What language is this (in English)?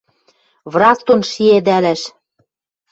Western Mari